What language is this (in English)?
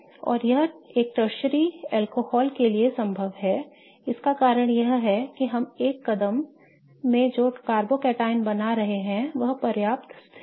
Hindi